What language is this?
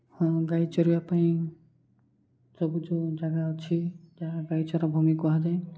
Odia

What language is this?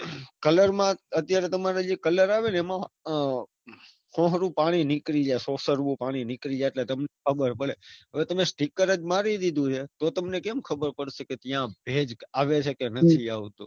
Gujarati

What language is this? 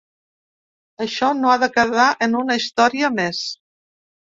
Catalan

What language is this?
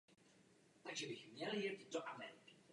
Czech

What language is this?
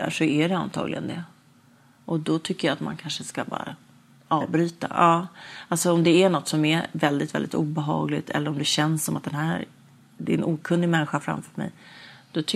Swedish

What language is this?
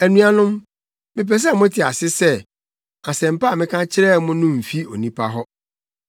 Akan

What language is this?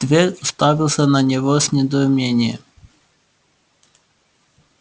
Russian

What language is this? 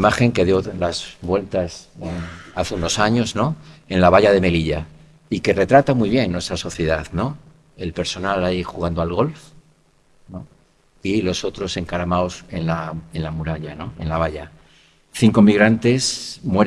Spanish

